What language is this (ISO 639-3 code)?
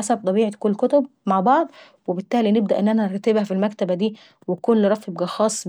aec